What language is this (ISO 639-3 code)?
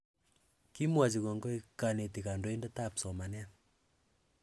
kln